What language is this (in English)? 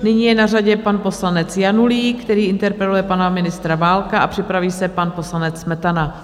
Czech